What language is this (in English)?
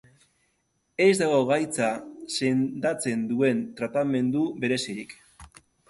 Basque